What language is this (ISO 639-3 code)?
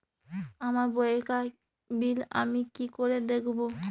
ben